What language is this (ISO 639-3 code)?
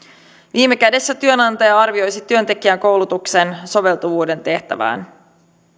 fin